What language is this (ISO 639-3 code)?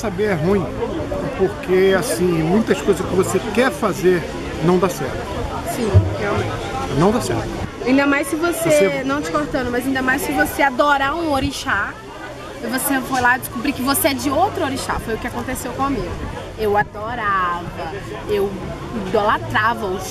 por